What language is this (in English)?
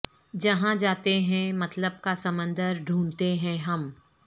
Urdu